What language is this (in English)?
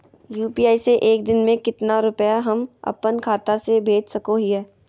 Magahi